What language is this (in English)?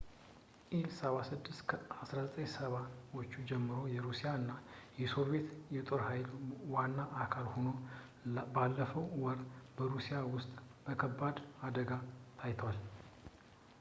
Amharic